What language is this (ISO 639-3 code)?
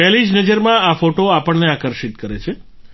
guj